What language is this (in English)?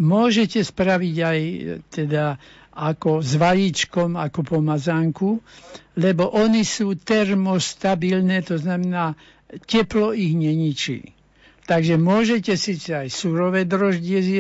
Slovak